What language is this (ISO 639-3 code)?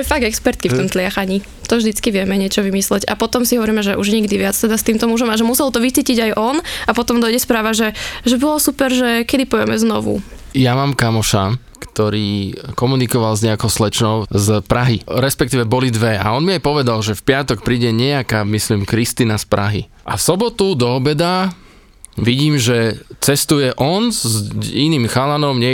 slk